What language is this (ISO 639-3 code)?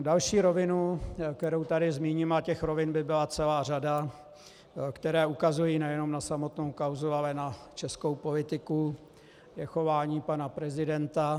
ces